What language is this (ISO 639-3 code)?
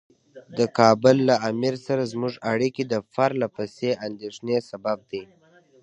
pus